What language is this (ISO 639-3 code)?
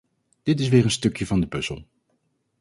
nld